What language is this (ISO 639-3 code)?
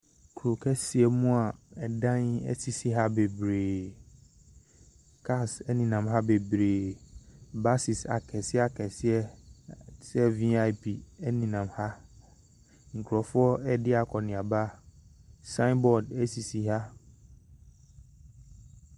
aka